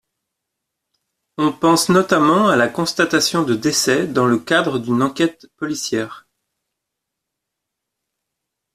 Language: French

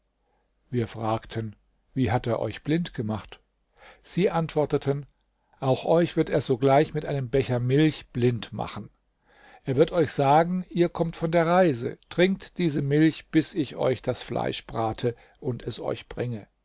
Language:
German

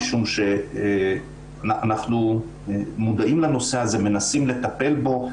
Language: Hebrew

